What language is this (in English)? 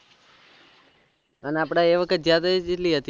Gujarati